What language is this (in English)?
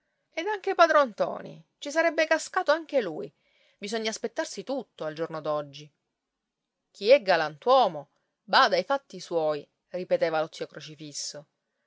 Italian